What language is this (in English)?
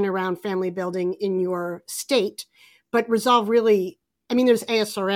English